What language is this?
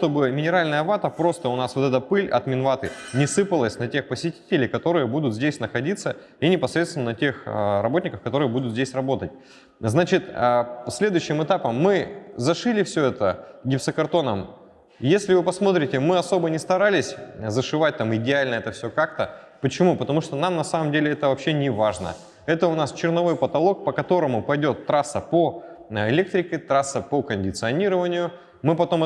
Russian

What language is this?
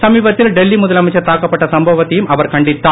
Tamil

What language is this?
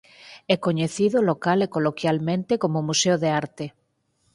Galician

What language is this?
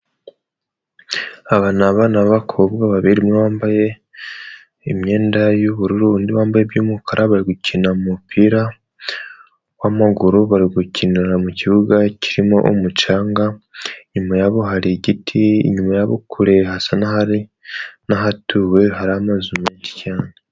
Kinyarwanda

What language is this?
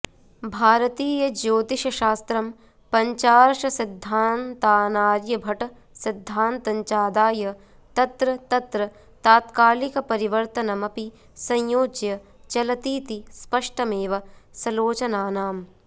Sanskrit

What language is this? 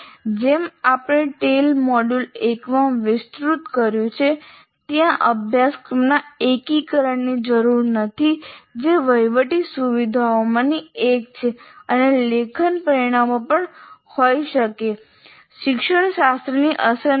Gujarati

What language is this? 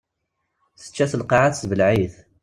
Kabyle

